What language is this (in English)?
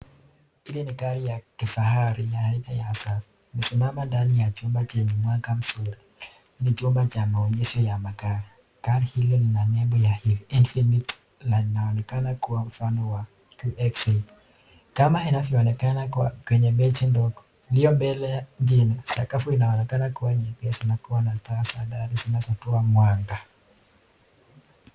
Swahili